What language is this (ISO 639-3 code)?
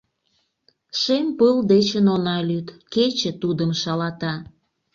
chm